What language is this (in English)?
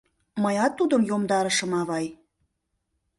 Mari